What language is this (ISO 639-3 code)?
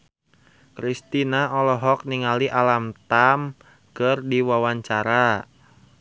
sun